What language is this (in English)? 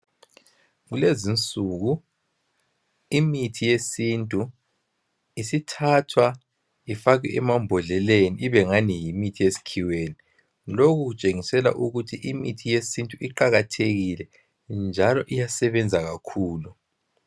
North Ndebele